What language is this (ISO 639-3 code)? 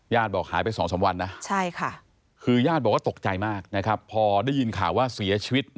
tha